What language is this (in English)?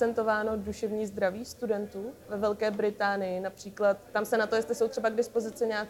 Czech